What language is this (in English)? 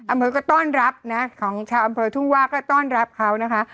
Thai